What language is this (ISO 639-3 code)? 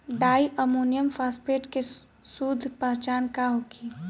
bho